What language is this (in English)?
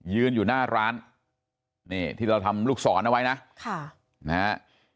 Thai